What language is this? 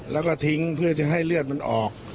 Thai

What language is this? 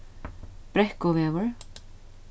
Faroese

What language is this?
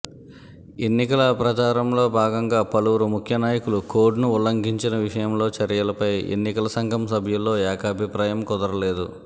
Telugu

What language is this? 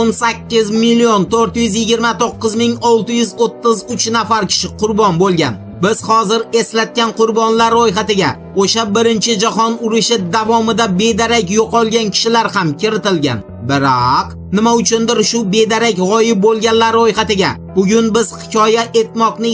Romanian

